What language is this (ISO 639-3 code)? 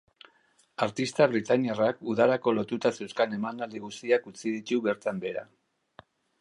eus